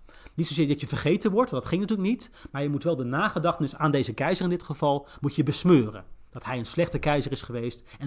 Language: Dutch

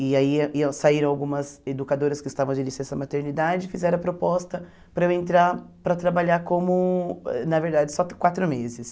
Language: Portuguese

